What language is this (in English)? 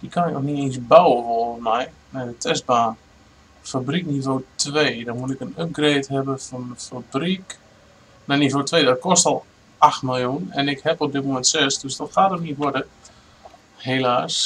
Dutch